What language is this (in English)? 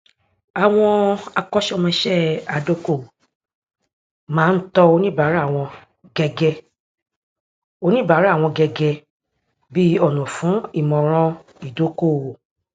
Yoruba